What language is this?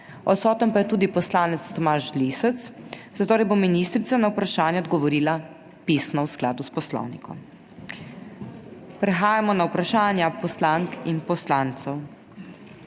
Slovenian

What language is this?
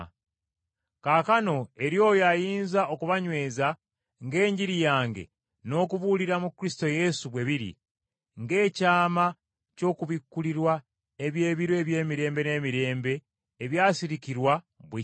Ganda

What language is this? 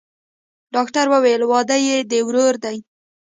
Pashto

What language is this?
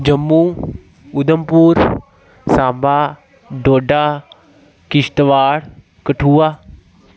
Dogri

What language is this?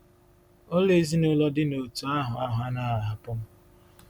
Igbo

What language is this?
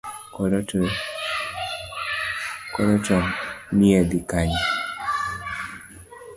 Luo (Kenya and Tanzania)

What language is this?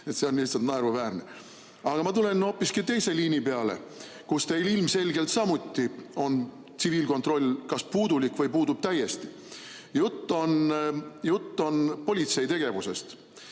Estonian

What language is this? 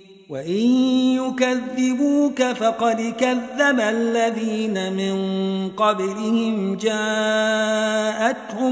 Arabic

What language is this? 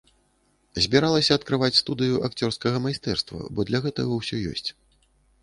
Belarusian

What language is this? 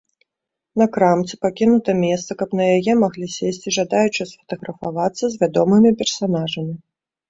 Belarusian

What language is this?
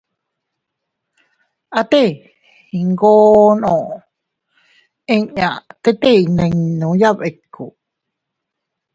Teutila Cuicatec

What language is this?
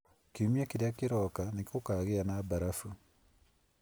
Kikuyu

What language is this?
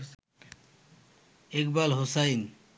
Bangla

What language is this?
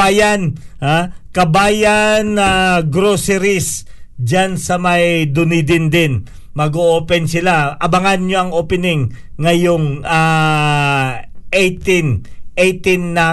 Filipino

